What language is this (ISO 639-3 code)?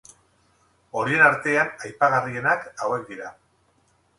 eus